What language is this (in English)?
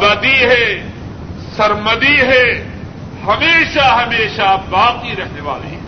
Urdu